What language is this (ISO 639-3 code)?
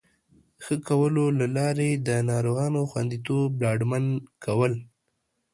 pus